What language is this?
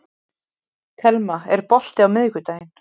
Icelandic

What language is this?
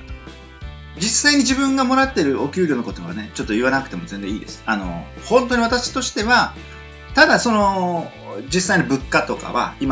Japanese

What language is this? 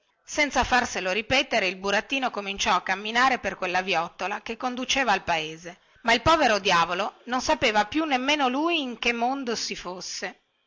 Italian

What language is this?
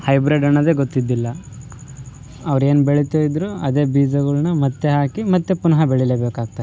Kannada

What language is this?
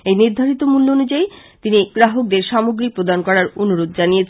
Bangla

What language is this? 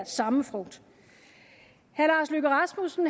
Danish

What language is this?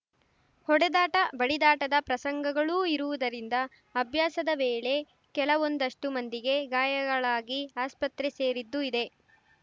Kannada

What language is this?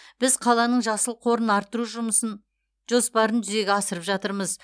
Kazakh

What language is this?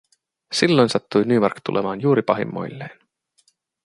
Finnish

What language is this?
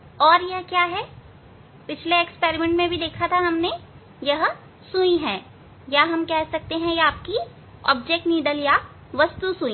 Hindi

